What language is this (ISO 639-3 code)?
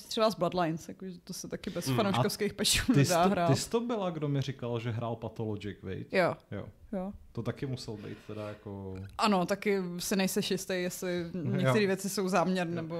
ces